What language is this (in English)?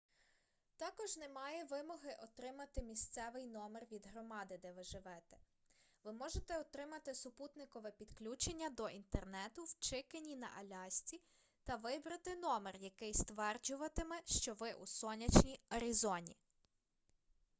Ukrainian